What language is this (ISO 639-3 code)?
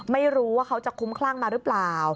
tha